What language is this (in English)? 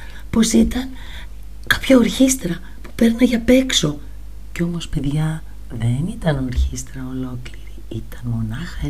Greek